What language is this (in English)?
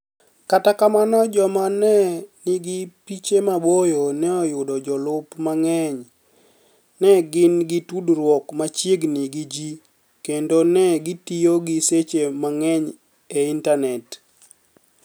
Luo (Kenya and Tanzania)